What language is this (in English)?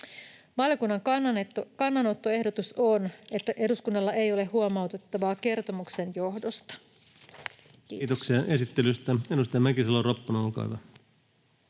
Finnish